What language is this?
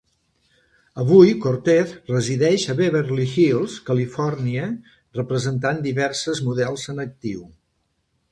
Catalan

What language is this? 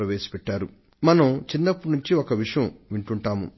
Telugu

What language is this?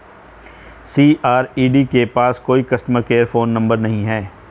Hindi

